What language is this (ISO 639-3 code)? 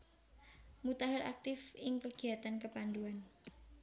jav